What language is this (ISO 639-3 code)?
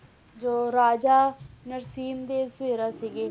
pan